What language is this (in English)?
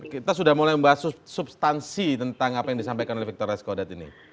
Indonesian